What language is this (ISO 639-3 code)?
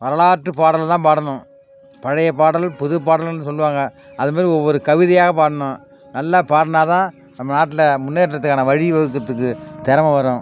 tam